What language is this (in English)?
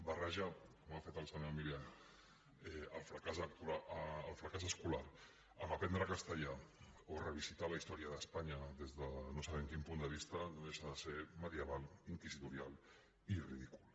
Catalan